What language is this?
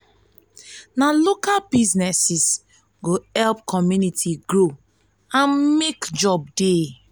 Nigerian Pidgin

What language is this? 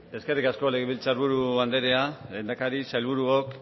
Basque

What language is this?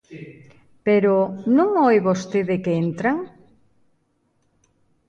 Galician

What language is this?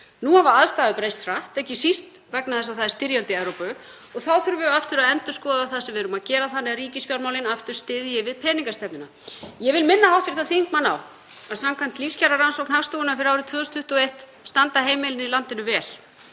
Icelandic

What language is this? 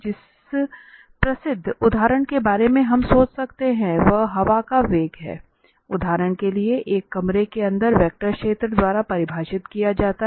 Hindi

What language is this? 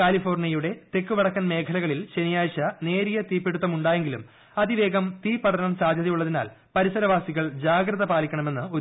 Malayalam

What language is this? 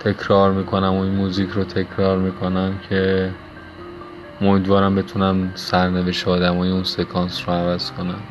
Persian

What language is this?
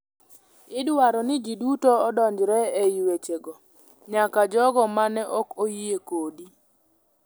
Luo (Kenya and Tanzania)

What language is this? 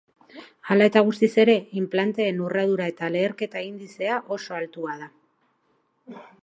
Basque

